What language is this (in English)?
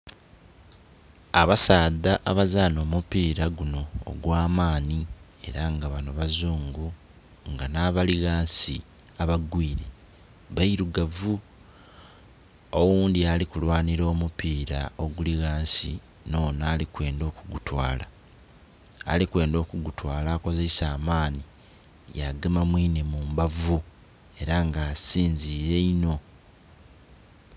Soga